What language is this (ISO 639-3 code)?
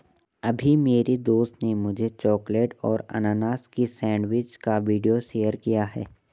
hin